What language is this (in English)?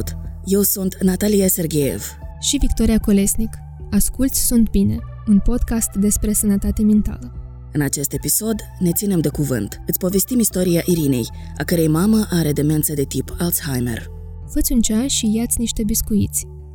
Romanian